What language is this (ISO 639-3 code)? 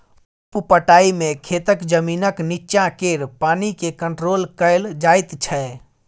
mai